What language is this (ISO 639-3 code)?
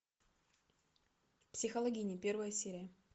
rus